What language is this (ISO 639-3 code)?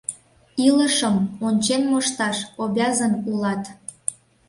chm